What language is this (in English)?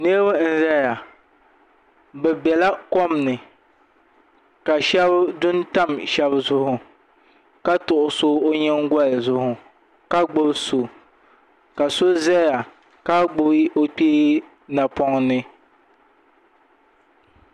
Dagbani